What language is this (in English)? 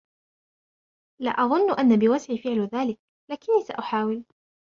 Arabic